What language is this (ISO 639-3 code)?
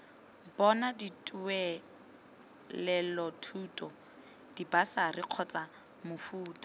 tsn